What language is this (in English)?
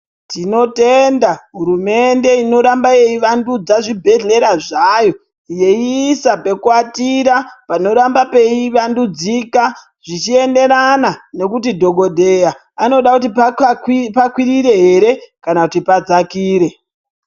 Ndau